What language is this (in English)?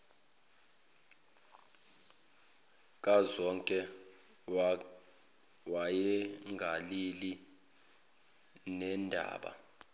Zulu